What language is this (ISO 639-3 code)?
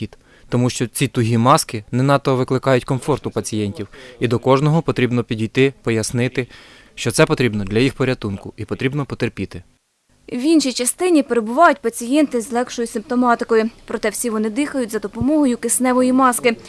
ukr